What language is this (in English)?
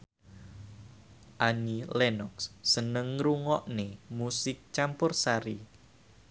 Javanese